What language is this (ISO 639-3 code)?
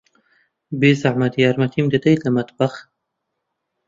ckb